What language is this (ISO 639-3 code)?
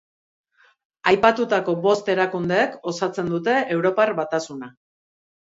eus